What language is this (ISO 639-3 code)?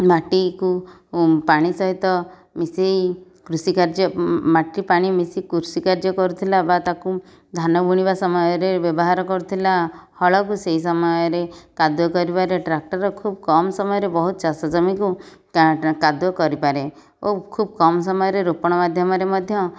ori